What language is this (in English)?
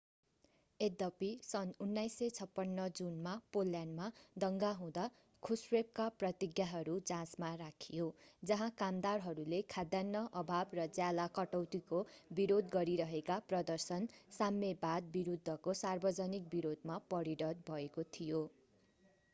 Nepali